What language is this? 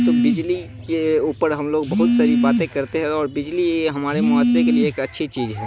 Urdu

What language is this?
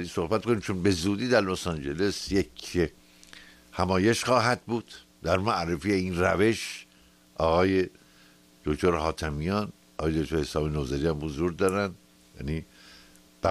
Persian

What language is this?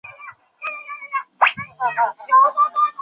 Chinese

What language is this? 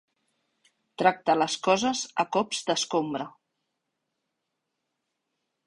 Catalan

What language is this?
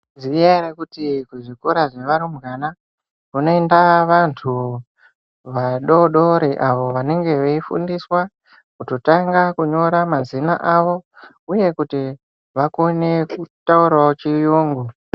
Ndau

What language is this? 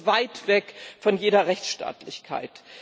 German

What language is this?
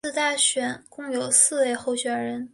Chinese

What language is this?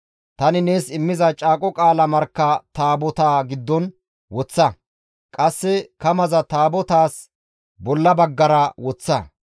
Gamo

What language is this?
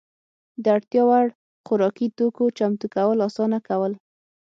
Pashto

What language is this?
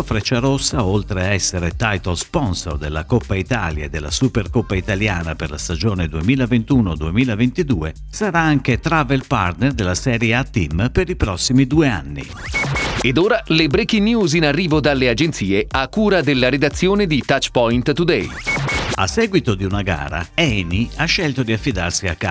Italian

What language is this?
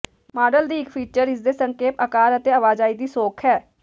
Punjabi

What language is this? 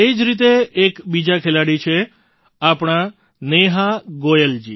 Gujarati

